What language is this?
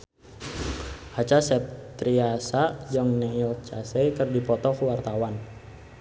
Sundanese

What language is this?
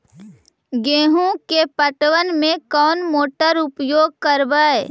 Magahi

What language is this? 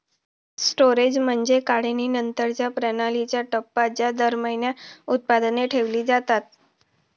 Marathi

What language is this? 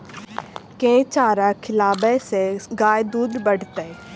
Maithili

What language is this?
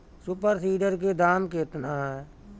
Bhojpuri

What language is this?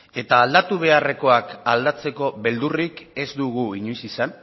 Basque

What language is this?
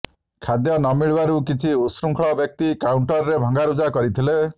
Odia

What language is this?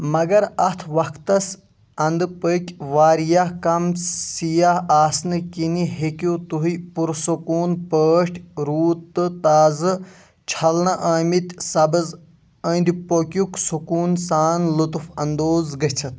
Kashmiri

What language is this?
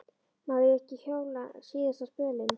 Icelandic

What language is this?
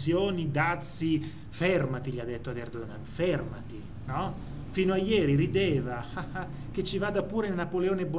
Italian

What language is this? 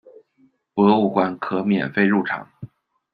Chinese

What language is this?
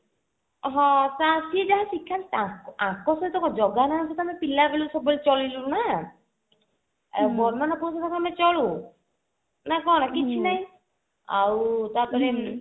Odia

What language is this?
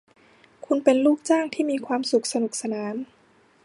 Thai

